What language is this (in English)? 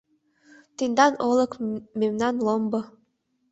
Mari